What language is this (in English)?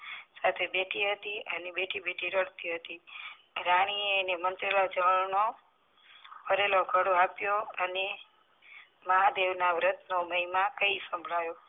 Gujarati